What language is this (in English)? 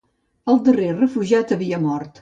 Catalan